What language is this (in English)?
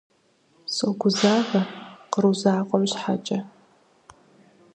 Kabardian